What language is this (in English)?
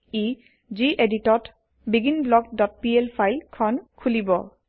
Assamese